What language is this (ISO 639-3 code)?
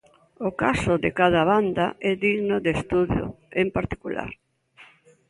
glg